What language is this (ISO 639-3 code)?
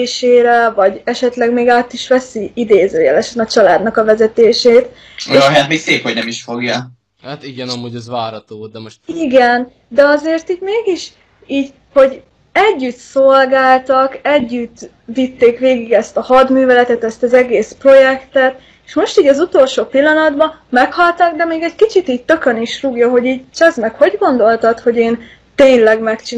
hun